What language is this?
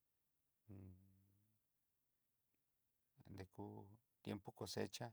Southeastern Nochixtlán Mixtec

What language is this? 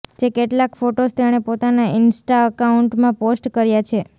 Gujarati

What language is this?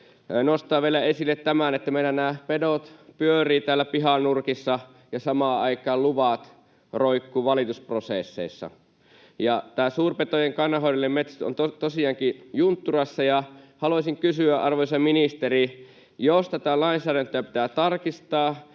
Finnish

